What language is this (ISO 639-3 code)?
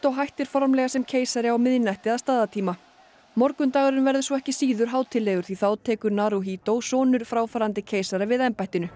isl